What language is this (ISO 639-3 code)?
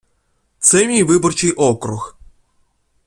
ukr